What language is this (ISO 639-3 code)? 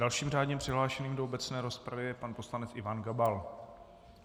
ces